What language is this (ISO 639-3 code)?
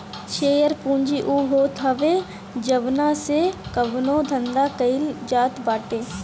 bho